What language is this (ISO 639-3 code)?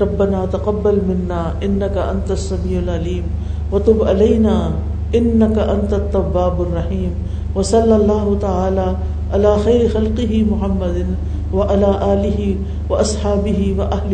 urd